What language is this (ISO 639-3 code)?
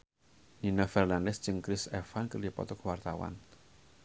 sun